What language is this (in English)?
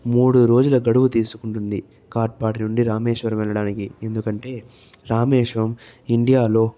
Telugu